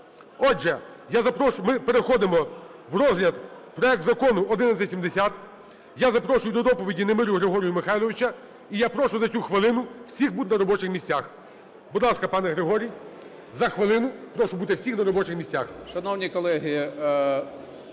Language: Ukrainian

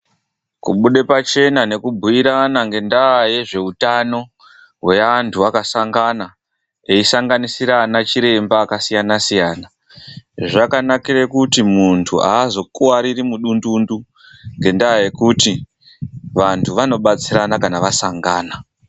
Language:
Ndau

